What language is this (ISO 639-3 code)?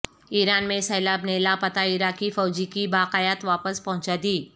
urd